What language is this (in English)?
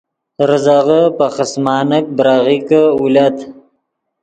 Yidgha